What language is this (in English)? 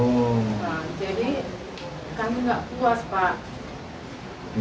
Indonesian